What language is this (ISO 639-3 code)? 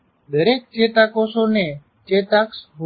guj